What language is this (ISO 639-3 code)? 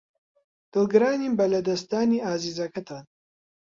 ckb